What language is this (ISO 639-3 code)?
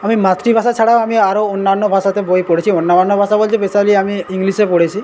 ben